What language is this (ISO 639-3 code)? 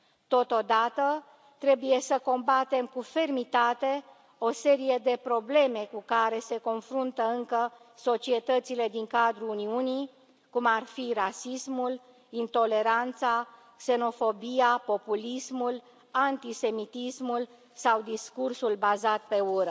ron